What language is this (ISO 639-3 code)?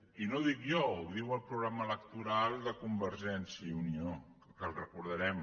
cat